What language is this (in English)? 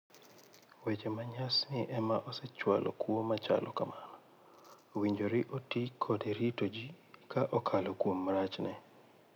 Luo (Kenya and Tanzania)